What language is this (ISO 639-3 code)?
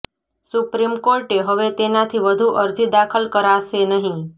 guj